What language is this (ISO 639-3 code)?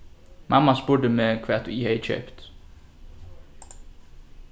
fao